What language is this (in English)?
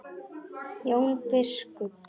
Icelandic